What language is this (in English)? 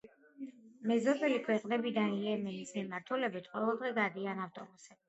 Georgian